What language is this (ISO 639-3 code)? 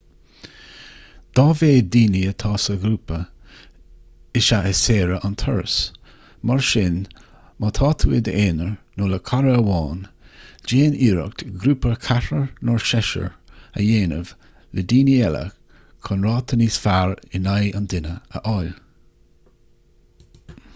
gle